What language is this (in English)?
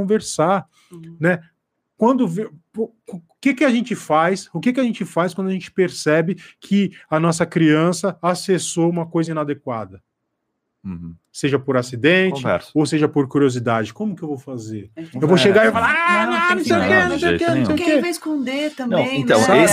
Portuguese